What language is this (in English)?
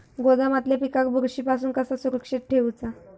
Marathi